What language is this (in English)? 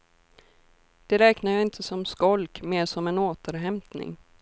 Swedish